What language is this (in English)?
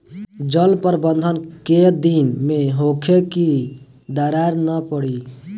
Bhojpuri